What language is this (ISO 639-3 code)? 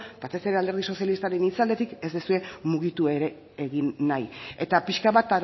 eus